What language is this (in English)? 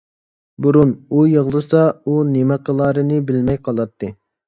Uyghur